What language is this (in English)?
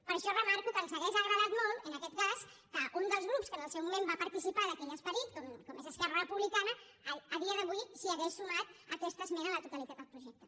Catalan